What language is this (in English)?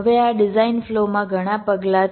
Gujarati